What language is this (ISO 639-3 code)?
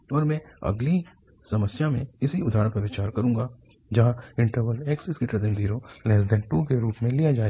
hin